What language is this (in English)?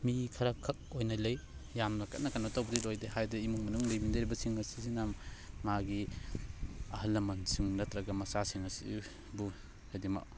Manipuri